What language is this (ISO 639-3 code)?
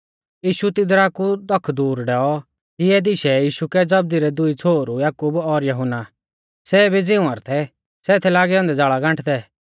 bfz